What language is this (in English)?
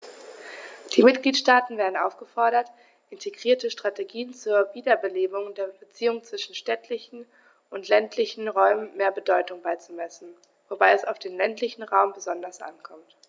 German